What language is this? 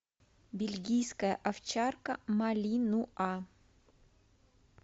Russian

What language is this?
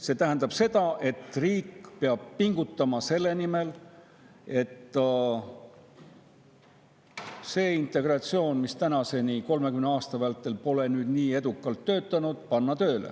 Estonian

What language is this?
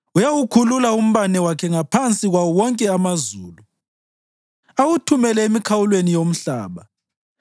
North Ndebele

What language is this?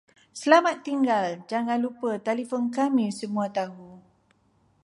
Malay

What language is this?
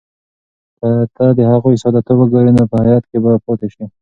Pashto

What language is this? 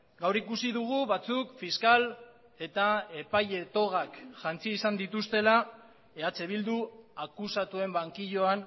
Basque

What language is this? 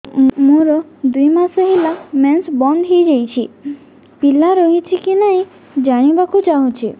Odia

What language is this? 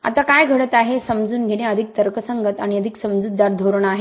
Marathi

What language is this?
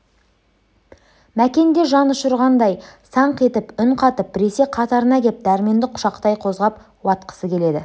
Kazakh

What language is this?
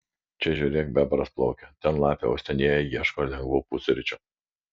Lithuanian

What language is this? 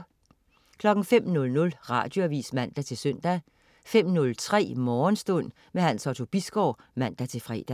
Danish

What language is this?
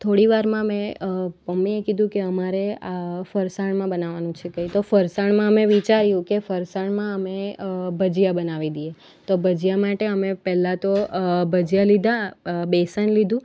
Gujarati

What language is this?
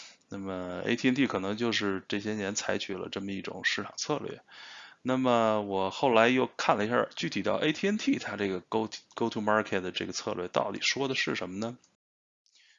Chinese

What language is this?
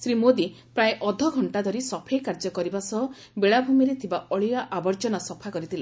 Odia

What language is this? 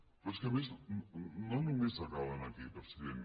Catalan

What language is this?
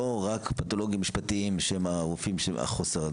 Hebrew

